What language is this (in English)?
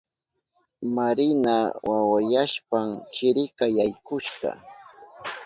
Southern Pastaza Quechua